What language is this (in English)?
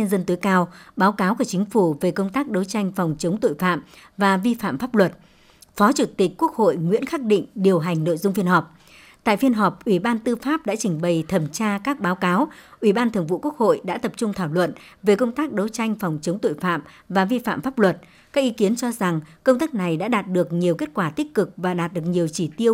Vietnamese